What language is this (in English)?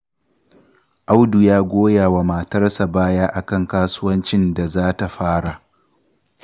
Hausa